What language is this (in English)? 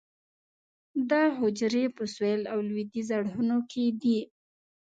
Pashto